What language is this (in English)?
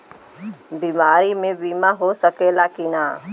Bhojpuri